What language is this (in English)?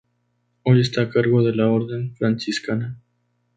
Spanish